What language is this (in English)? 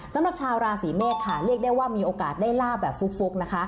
Thai